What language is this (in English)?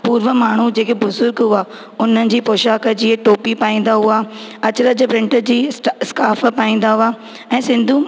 Sindhi